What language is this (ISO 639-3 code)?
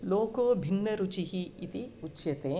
san